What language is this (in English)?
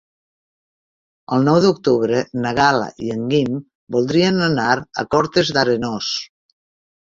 Catalan